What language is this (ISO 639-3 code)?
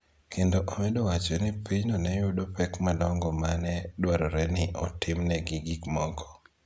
luo